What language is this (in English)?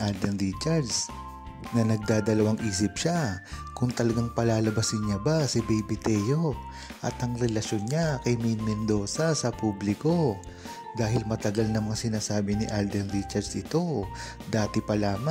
Filipino